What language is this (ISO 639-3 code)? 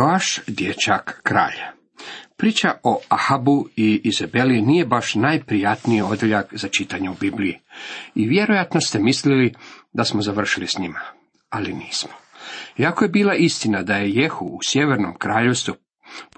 hrv